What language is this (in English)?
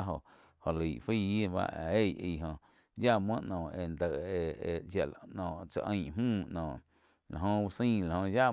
Quiotepec Chinantec